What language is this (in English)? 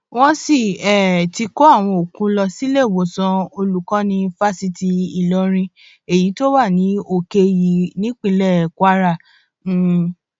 Yoruba